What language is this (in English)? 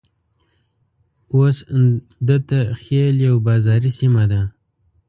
Pashto